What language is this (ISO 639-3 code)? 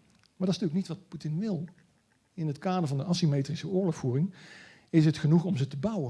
nld